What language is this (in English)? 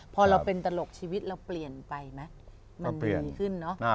Thai